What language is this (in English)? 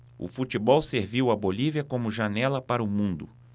Portuguese